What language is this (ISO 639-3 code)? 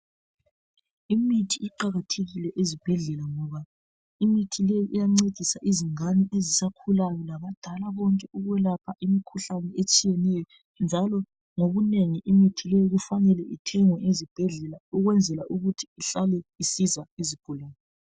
nde